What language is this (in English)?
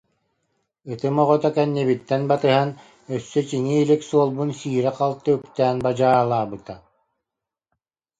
Yakut